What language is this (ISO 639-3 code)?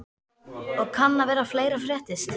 isl